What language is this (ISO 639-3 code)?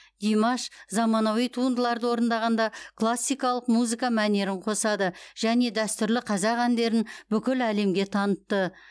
kaz